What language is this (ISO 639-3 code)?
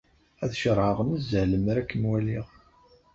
kab